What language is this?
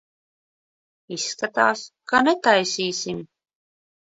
Latvian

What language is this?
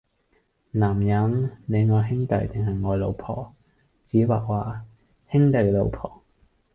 Cantonese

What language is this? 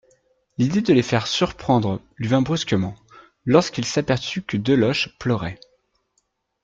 French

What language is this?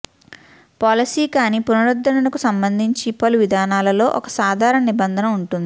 Telugu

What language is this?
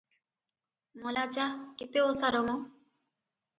Odia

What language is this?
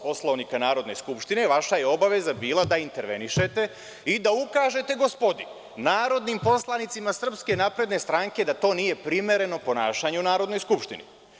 Serbian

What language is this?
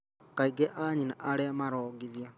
Kikuyu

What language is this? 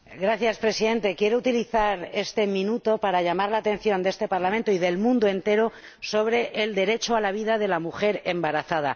Spanish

